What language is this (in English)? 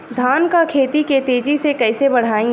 Bhojpuri